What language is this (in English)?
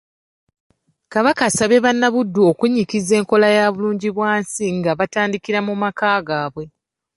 Ganda